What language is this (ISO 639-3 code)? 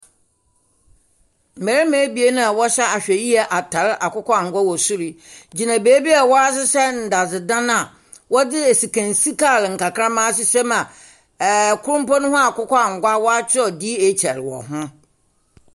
aka